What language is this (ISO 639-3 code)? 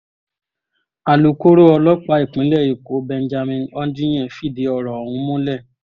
yor